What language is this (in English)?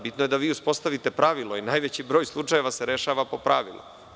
Serbian